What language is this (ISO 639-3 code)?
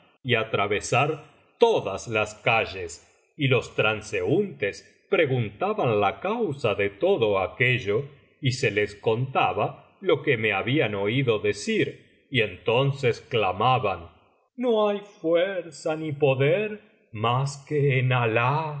spa